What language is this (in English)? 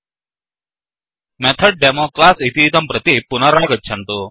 Sanskrit